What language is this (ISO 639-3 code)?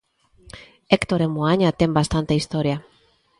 glg